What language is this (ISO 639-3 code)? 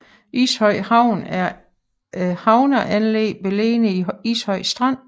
dan